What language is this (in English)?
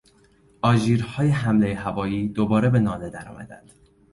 Persian